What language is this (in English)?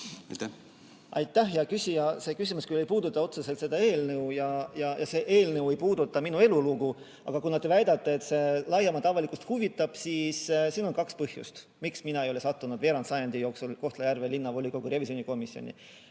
Estonian